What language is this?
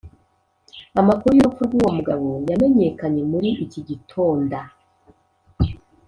Kinyarwanda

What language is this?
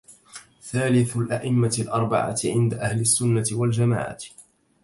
Arabic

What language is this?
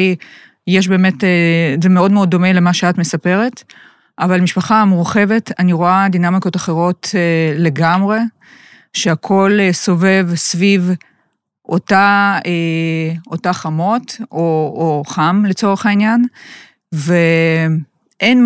Hebrew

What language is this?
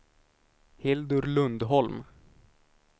Swedish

